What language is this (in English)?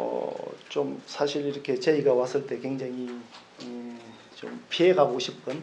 Korean